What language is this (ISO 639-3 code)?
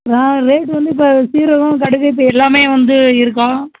tam